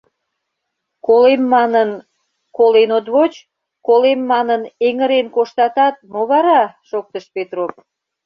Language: Mari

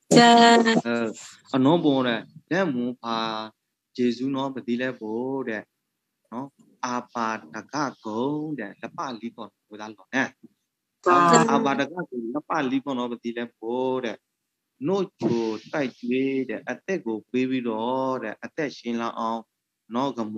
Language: Thai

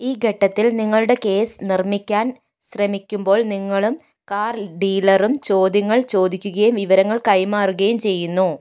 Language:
Malayalam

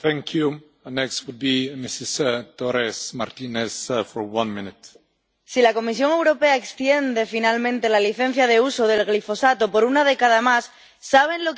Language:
Spanish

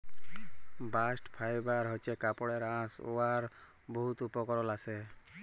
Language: Bangla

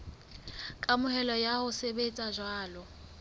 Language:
Southern Sotho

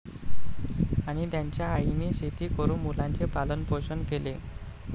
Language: Marathi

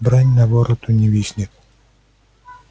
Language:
Russian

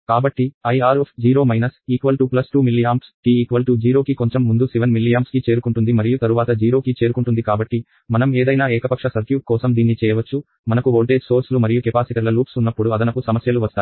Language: Telugu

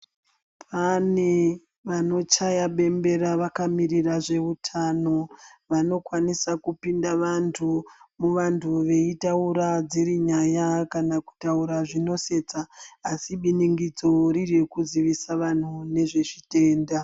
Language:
Ndau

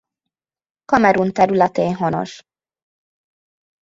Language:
Hungarian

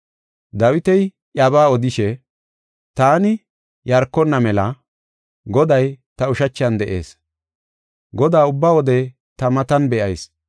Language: Gofa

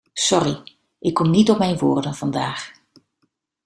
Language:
Dutch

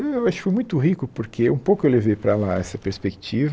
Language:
Portuguese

